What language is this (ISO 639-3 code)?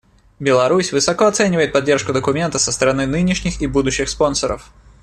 rus